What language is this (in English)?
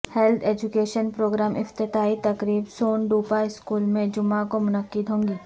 Urdu